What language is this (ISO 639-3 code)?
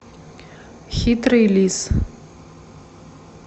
rus